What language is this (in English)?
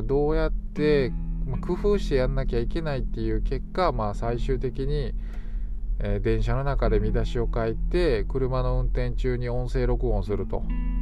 Japanese